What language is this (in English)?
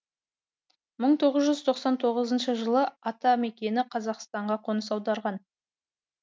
Kazakh